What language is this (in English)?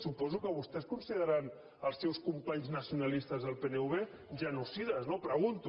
Catalan